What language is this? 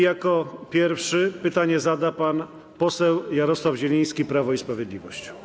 Polish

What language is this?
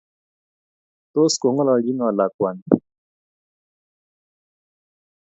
Kalenjin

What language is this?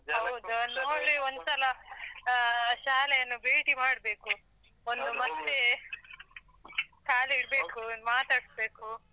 Kannada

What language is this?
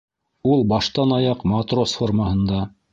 Bashkir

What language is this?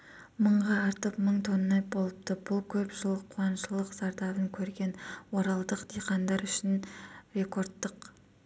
Kazakh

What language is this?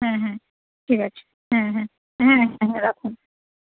Bangla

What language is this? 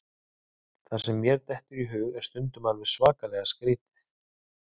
Icelandic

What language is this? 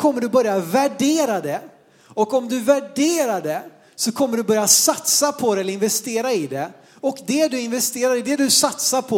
Swedish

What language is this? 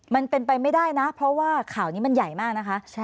Thai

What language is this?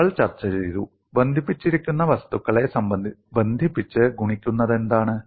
Malayalam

